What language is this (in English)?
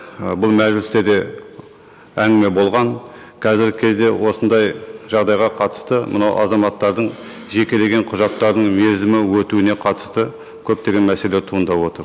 Kazakh